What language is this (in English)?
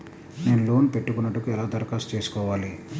Telugu